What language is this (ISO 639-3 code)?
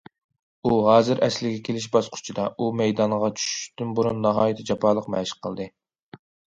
uig